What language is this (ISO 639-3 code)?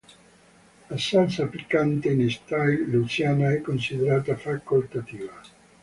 ita